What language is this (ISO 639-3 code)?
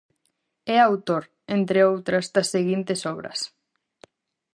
glg